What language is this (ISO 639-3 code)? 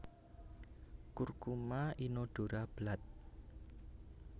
jav